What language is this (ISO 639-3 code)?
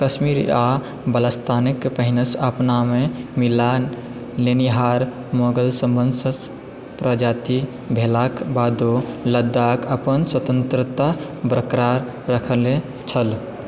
mai